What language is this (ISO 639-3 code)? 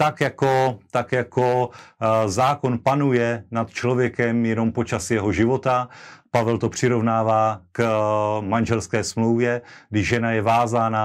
ces